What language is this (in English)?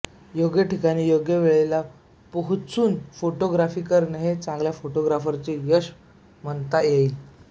Marathi